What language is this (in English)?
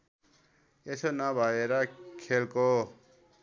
Nepali